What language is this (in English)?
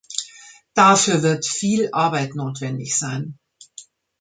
German